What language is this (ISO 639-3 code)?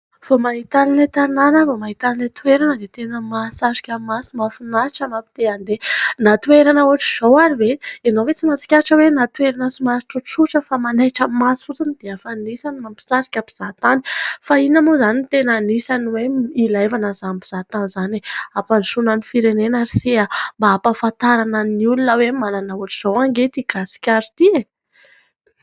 mlg